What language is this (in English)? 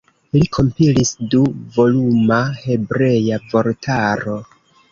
Esperanto